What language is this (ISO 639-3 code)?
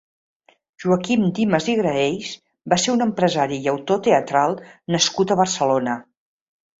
cat